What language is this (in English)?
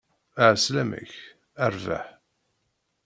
Kabyle